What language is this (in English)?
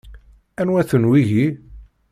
Kabyle